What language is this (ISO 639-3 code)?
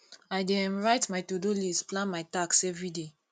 pcm